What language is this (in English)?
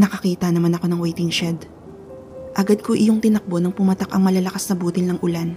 Filipino